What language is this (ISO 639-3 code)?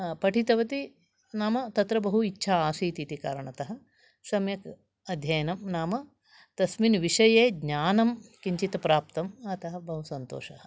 san